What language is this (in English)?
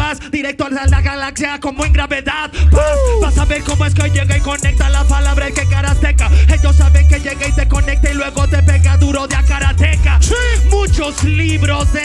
Spanish